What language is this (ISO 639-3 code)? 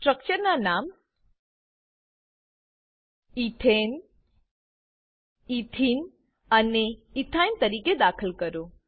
guj